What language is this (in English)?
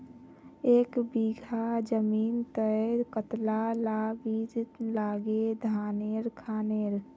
Magahi